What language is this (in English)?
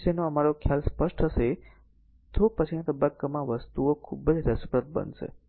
Gujarati